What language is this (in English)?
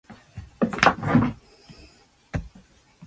Japanese